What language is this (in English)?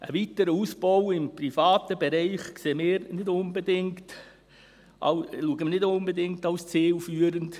Swiss German